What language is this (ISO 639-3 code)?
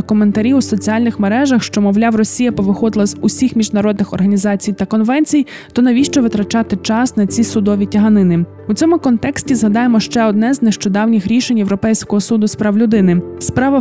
ukr